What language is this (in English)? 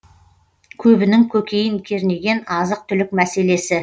Kazakh